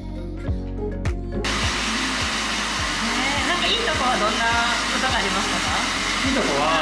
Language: Japanese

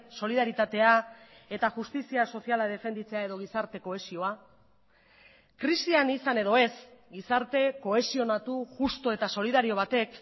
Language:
Basque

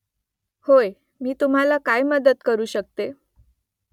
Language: Marathi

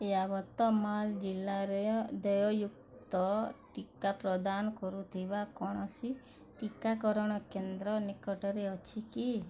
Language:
Odia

